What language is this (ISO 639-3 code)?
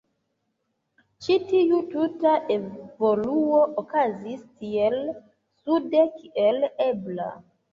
epo